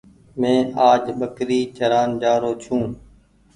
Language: Goaria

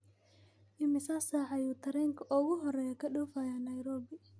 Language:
Somali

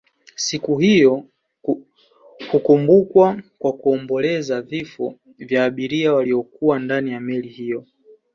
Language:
Swahili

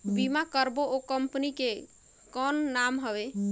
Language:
Chhattisgarhi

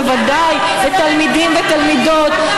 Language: Hebrew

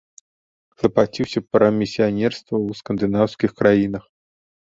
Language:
Belarusian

